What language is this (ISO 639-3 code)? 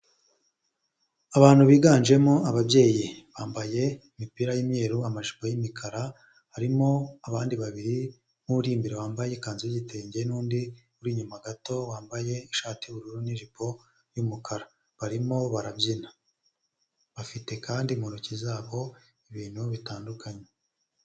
kin